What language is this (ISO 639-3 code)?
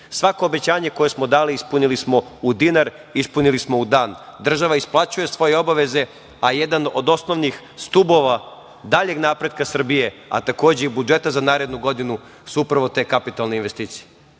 srp